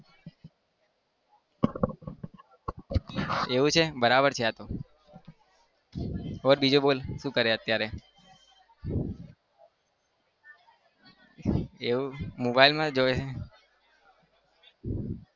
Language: Gujarati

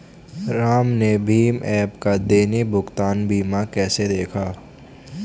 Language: Hindi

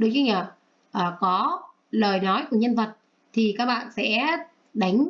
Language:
Vietnamese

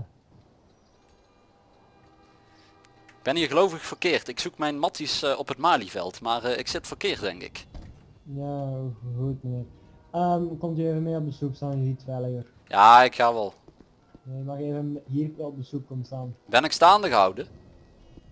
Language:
Dutch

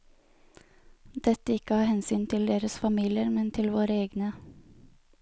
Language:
Norwegian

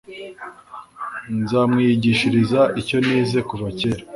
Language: Kinyarwanda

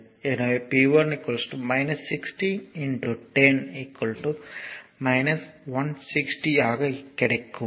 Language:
Tamil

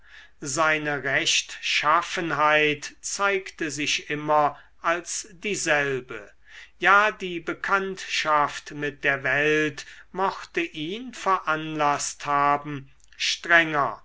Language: German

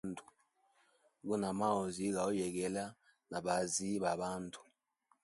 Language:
Hemba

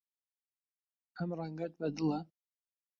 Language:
Central Kurdish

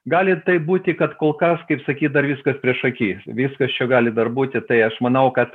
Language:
Lithuanian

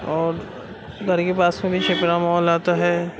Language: Urdu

